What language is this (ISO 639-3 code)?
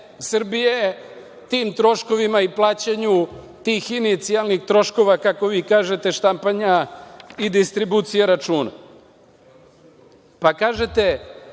srp